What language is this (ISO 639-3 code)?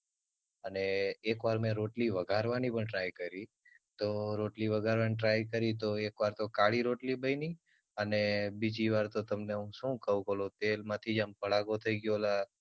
guj